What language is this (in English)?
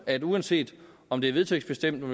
Danish